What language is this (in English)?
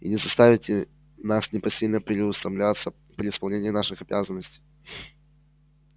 Russian